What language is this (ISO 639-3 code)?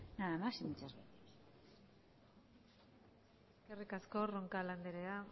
eus